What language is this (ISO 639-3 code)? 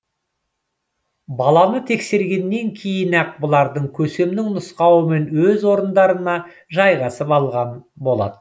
kaz